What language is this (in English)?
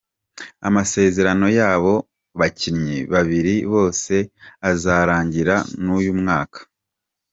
Kinyarwanda